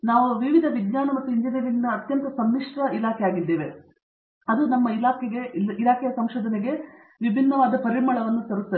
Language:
Kannada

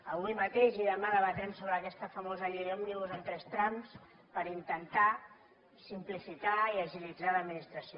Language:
Catalan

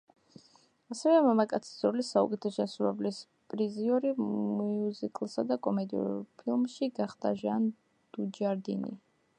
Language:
Georgian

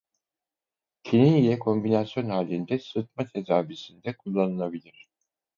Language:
Turkish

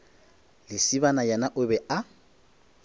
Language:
Northern Sotho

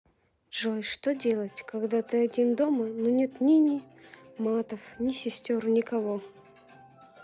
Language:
Russian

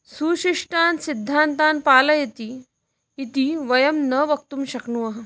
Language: Sanskrit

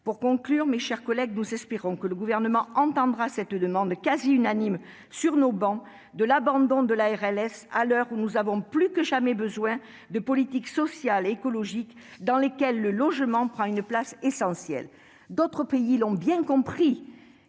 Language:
French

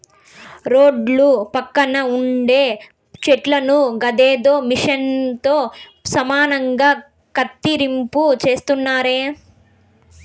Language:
Telugu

